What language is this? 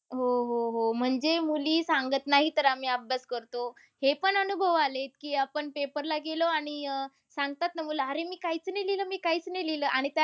Marathi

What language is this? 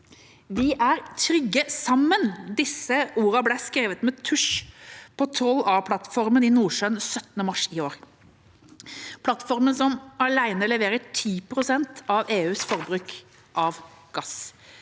Norwegian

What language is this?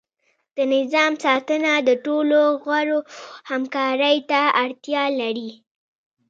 Pashto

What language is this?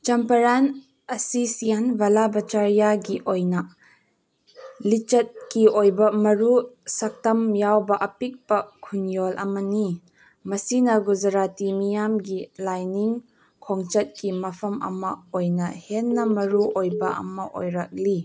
Manipuri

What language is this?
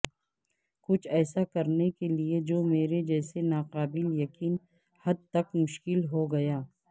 Urdu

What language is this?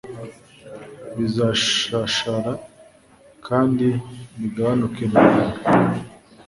Kinyarwanda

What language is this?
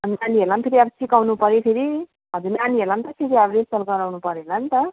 Nepali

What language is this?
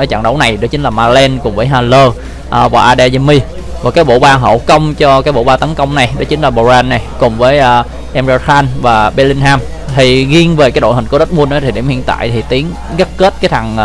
Vietnamese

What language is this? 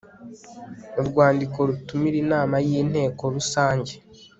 Kinyarwanda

